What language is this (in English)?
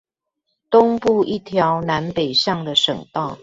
Chinese